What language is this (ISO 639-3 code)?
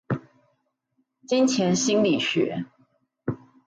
zho